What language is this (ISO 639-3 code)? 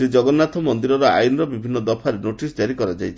ori